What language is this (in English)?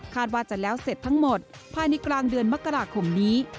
Thai